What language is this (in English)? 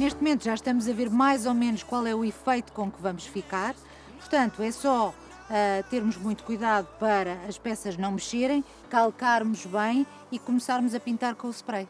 Portuguese